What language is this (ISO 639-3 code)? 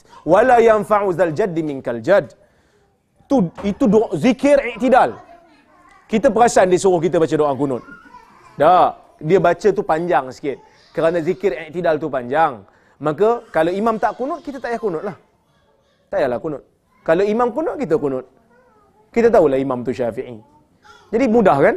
msa